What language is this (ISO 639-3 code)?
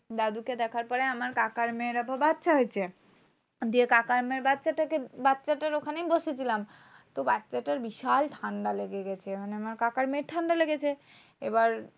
ben